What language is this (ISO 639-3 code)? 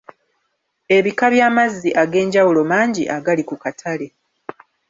lug